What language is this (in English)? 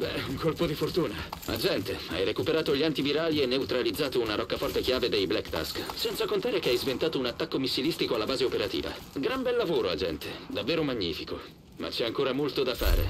Italian